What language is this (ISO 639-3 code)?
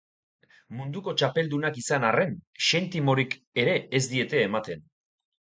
eus